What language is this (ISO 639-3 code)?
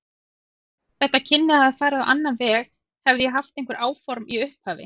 isl